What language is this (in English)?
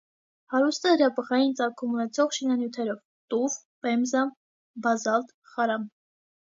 Armenian